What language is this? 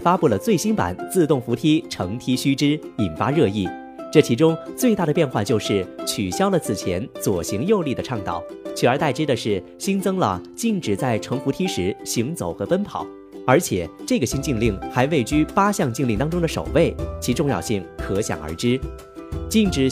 Chinese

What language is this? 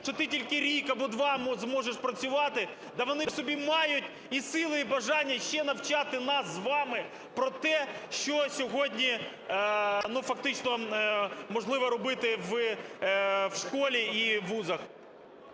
Ukrainian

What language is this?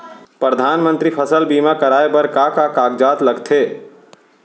Chhattisgarhi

